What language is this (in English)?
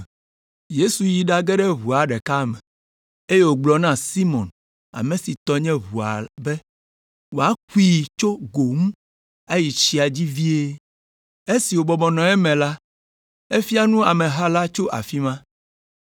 Ewe